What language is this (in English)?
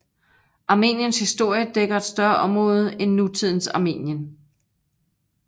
Danish